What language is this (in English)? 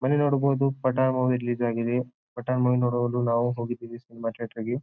Kannada